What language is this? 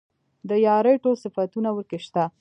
Pashto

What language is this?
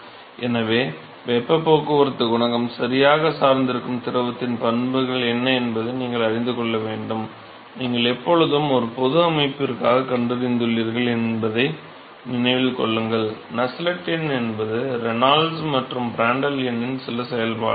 Tamil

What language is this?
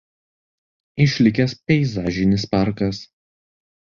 Lithuanian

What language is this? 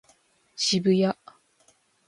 Japanese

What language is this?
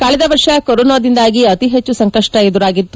Kannada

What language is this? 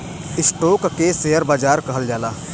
Bhojpuri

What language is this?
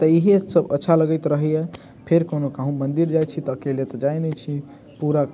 Maithili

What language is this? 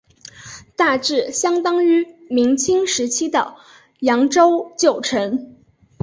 Chinese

